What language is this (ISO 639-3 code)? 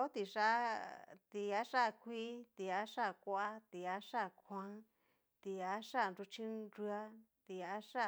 miu